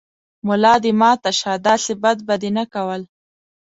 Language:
Pashto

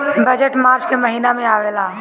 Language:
Bhojpuri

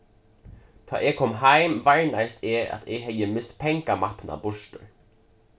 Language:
Faroese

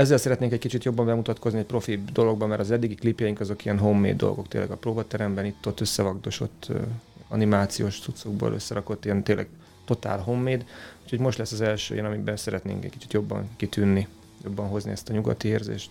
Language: Hungarian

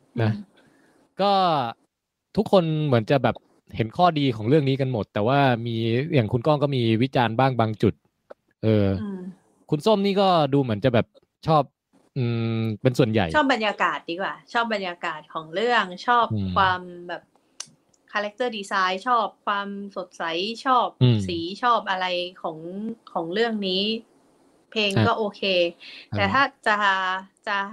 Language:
Thai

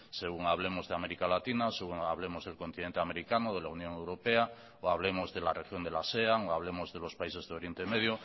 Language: Spanish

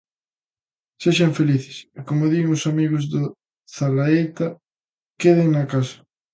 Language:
Galician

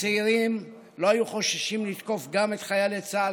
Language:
Hebrew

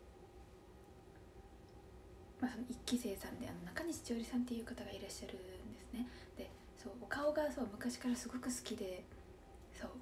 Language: Japanese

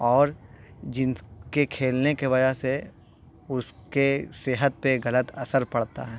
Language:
Urdu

